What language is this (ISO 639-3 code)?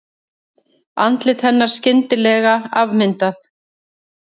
isl